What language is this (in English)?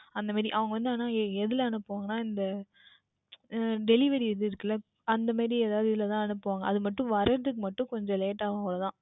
Tamil